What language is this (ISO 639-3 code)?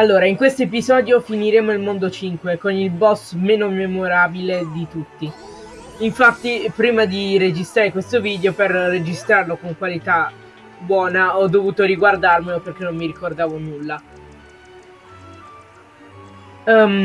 ita